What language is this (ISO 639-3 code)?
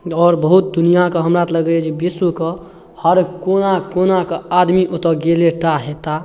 mai